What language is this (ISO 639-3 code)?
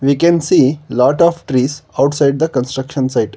eng